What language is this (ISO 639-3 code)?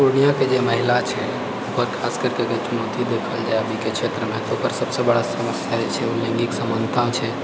mai